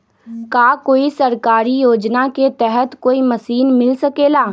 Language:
Magahi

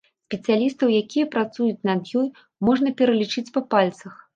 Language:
Belarusian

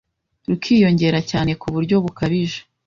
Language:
Kinyarwanda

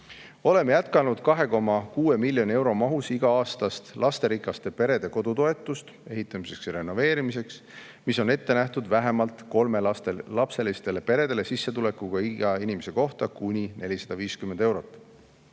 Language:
Estonian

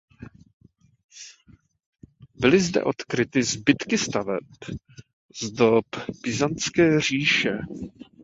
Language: Czech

